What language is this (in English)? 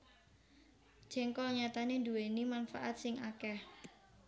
Javanese